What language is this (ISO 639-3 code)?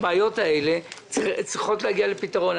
heb